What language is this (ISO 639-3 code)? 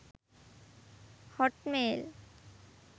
sin